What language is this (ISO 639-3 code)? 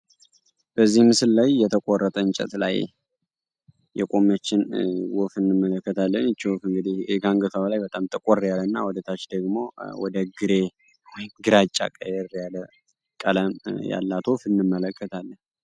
amh